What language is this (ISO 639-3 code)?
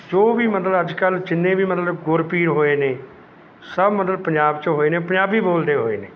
pan